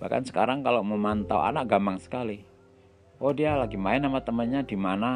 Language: Indonesian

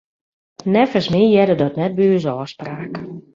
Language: Western Frisian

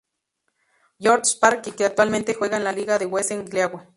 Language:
Spanish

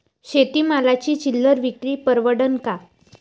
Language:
Marathi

